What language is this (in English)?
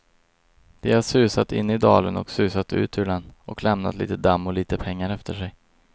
Swedish